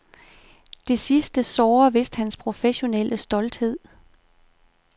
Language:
Danish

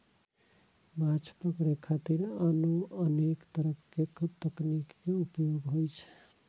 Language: Maithili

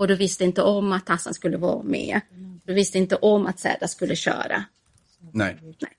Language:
Swedish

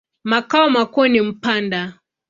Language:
Swahili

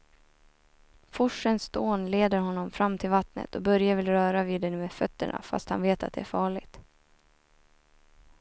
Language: Swedish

